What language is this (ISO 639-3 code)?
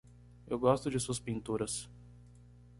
por